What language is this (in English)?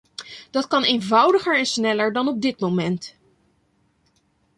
Dutch